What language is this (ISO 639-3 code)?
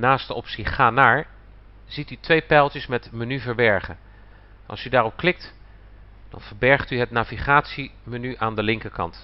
nld